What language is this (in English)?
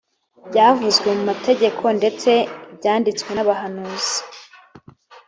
Kinyarwanda